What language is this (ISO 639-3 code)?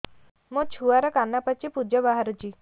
ori